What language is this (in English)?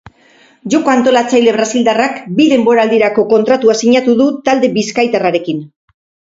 Basque